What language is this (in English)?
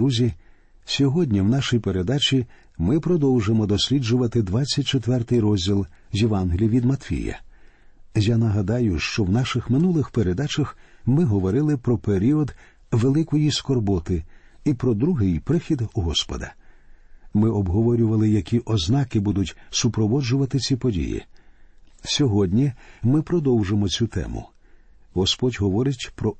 Ukrainian